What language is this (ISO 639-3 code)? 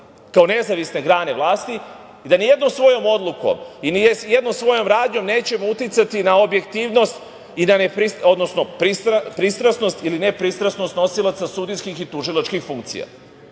srp